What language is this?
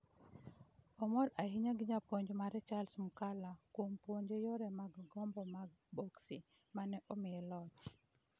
Luo (Kenya and Tanzania)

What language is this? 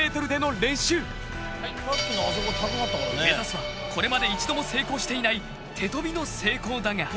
Japanese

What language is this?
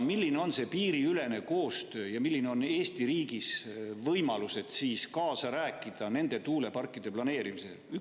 Estonian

